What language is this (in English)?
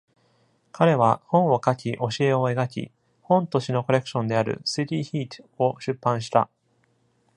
Japanese